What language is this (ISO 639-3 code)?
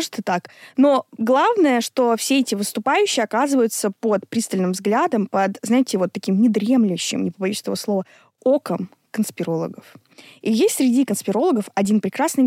rus